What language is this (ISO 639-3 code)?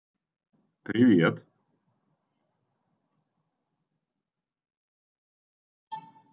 rus